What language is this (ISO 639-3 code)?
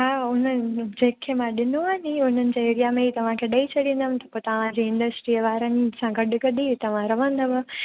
snd